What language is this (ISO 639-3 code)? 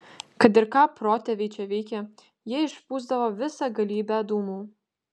lit